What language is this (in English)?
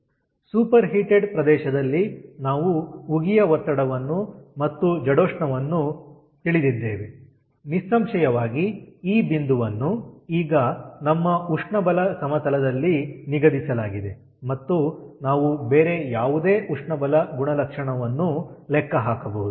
Kannada